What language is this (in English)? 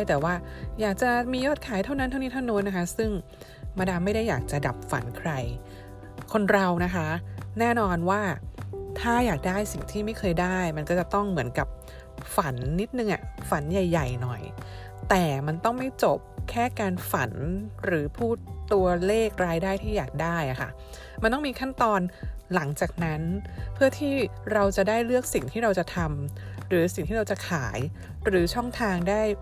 Thai